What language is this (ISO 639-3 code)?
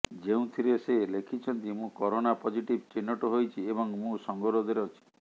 ori